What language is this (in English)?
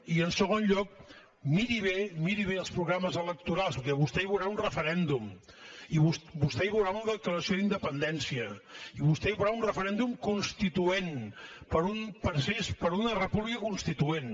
Catalan